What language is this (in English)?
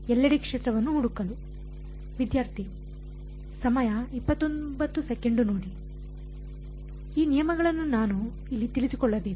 Kannada